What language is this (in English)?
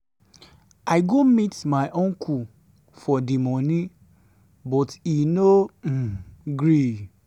Nigerian Pidgin